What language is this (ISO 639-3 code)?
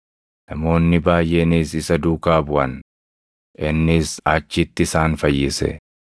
orm